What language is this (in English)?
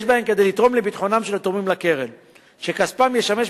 Hebrew